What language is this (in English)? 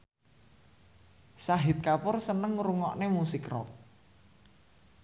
Javanese